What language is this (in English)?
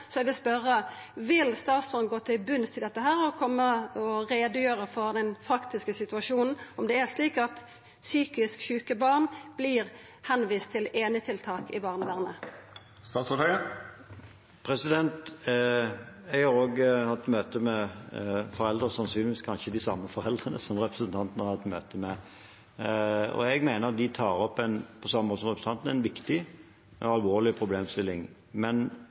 Norwegian